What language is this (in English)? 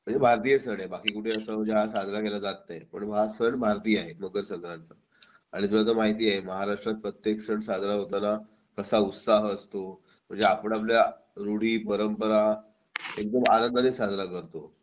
Marathi